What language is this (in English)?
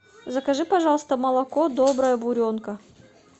Russian